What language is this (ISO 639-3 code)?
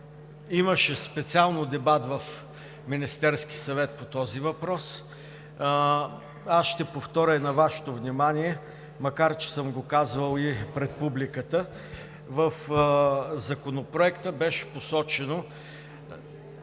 bul